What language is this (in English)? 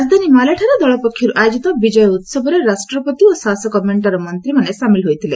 Odia